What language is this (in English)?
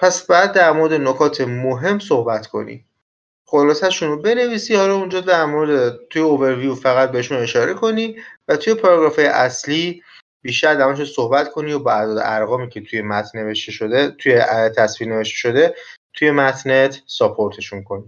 Persian